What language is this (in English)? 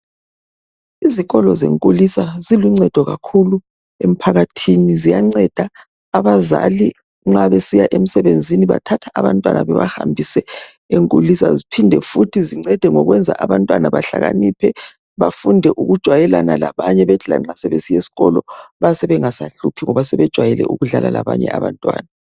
North Ndebele